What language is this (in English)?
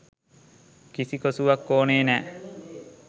Sinhala